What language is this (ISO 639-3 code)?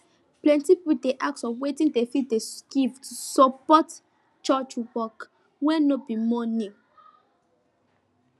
pcm